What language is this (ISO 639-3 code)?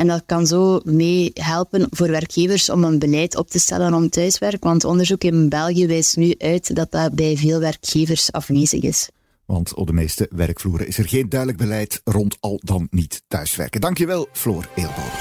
nld